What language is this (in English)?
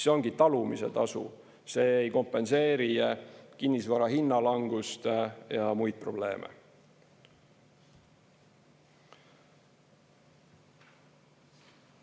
Estonian